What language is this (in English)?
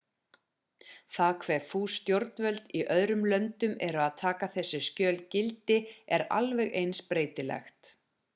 Icelandic